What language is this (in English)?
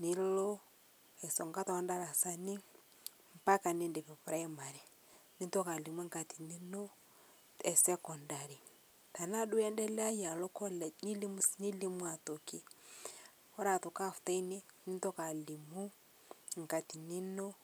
Masai